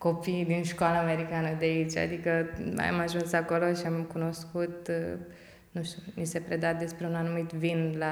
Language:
Romanian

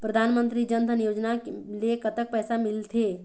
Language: Chhattisgarhi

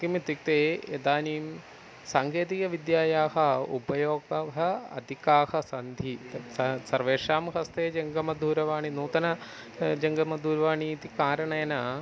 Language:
Sanskrit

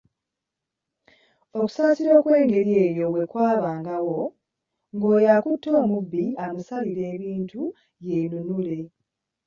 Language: Ganda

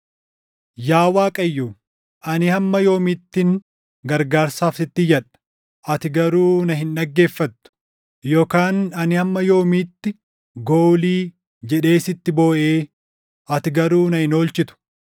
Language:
Oromo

